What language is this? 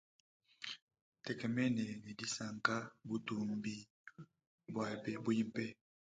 Luba-Lulua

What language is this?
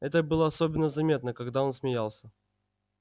Russian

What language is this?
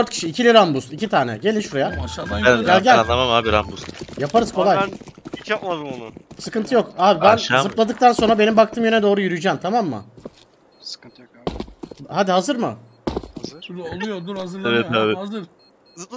Turkish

